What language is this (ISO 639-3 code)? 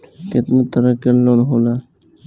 bho